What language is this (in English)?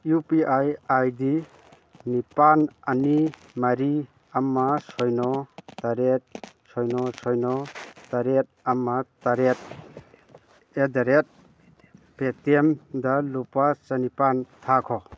Manipuri